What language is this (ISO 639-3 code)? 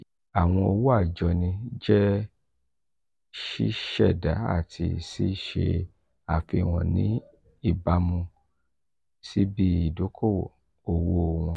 yor